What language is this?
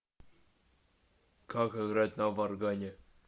Russian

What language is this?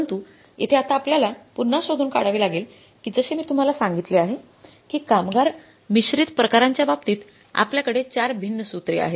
Marathi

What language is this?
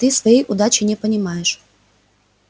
Russian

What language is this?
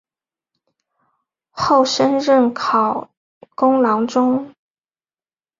Chinese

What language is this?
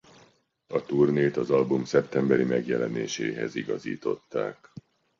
Hungarian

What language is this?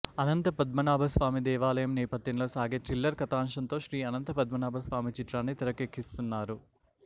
Telugu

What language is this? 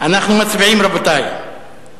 Hebrew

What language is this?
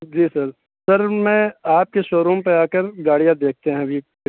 Urdu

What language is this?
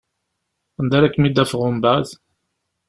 Kabyle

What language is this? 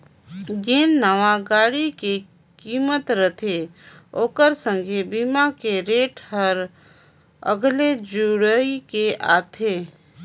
Chhattisgarhi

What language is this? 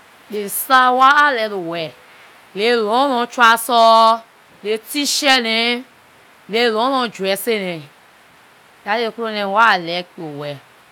Liberian English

